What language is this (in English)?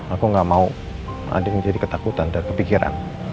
Indonesian